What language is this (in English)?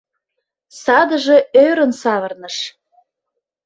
Mari